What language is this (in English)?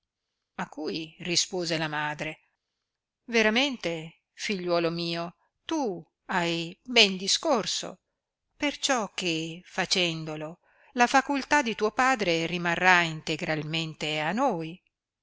Italian